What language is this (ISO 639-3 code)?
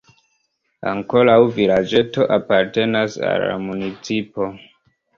epo